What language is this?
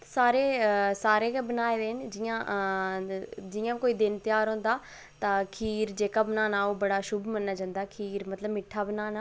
Dogri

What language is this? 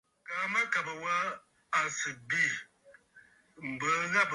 Bafut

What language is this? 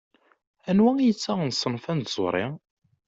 Kabyle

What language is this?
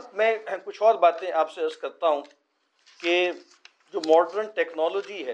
Urdu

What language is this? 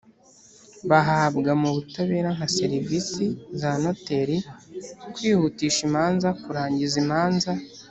Kinyarwanda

